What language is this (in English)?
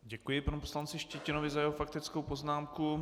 Czech